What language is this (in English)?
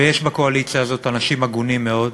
Hebrew